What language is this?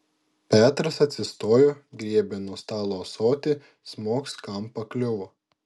Lithuanian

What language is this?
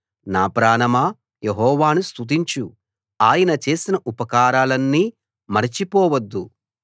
Telugu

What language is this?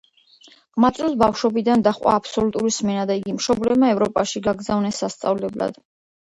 Georgian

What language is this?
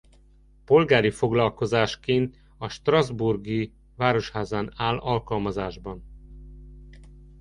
Hungarian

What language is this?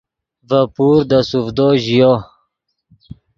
Yidgha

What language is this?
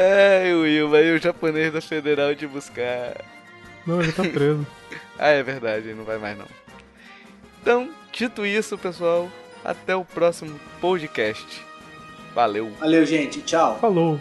Portuguese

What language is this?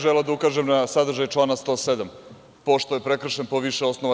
Serbian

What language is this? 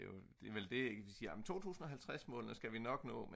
Danish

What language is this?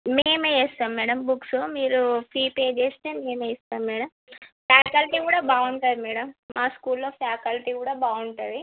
Telugu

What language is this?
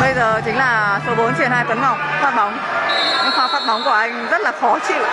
Vietnamese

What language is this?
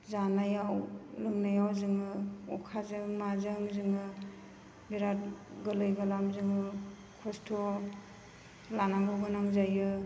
Bodo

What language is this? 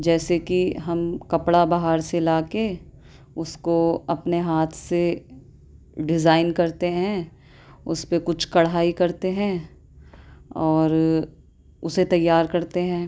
Urdu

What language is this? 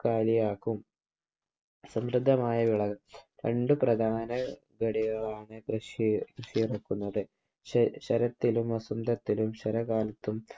Malayalam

